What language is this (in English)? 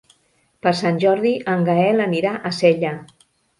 Catalan